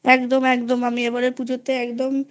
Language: Bangla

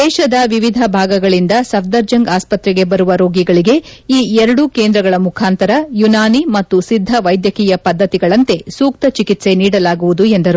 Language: Kannada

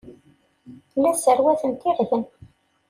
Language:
Kabyle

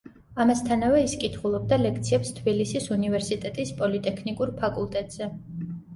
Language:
Georgian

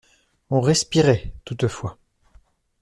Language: French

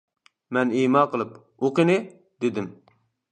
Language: Uyghur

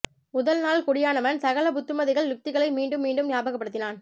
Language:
Tamil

